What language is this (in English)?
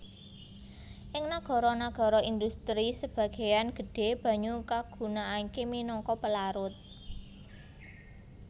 Javanese